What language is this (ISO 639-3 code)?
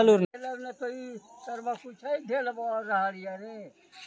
mai